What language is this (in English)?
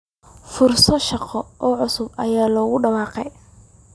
Somali